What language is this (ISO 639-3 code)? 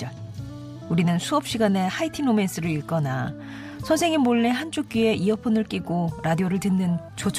kor